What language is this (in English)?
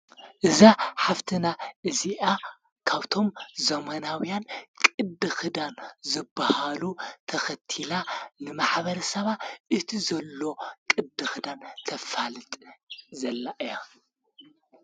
Tigrinya